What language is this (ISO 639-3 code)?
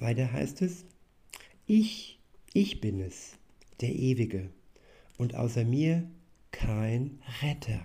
deu